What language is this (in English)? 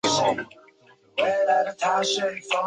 Chinese